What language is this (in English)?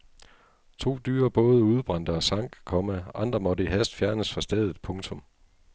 Danish